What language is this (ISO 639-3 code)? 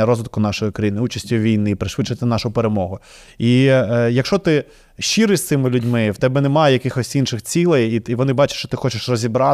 ukr